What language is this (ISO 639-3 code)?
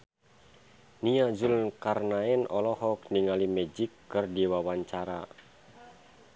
sun